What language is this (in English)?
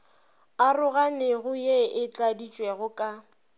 Northern Sotho